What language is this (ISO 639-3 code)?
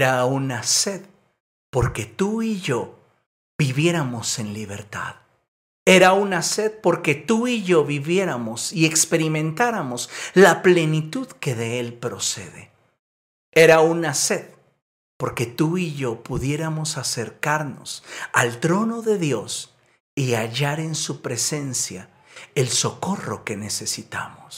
spa